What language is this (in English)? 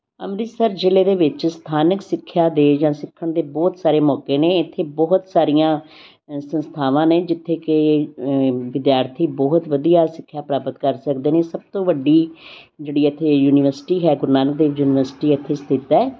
Punjabi